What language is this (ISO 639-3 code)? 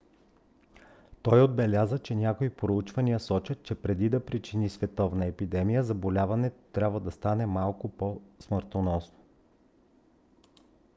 bul